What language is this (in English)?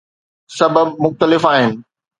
Sindhi